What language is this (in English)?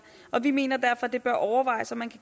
Danish